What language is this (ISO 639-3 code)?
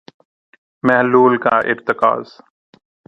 urd